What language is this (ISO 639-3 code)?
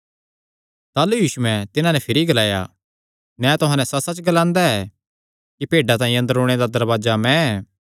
xnr